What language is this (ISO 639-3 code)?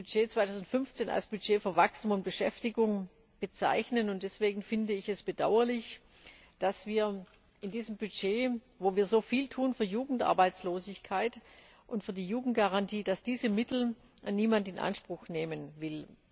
deu